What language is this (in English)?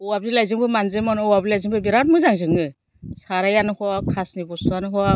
Bodo